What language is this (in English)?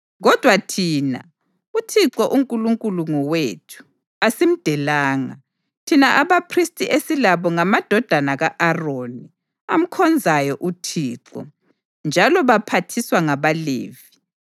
North Ndebele